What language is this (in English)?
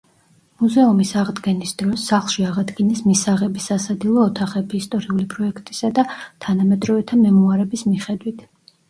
Georgian